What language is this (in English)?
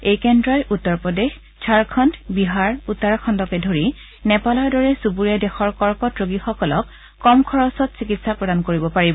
Assamese